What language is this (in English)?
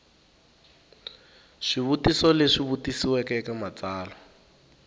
Tsonga